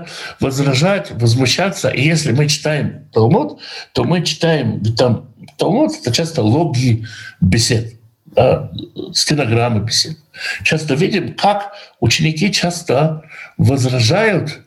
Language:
Russian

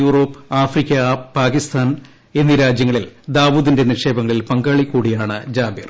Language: Malayalam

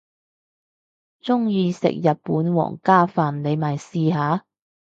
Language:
Cantonese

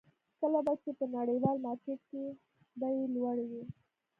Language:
Pashto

